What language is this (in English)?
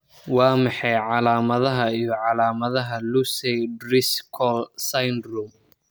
Somali